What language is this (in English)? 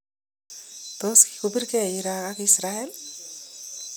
Kalenjin